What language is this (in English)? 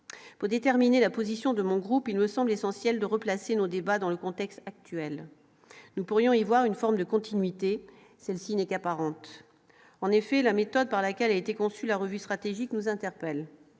French